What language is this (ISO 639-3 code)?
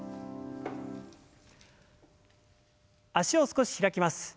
jpn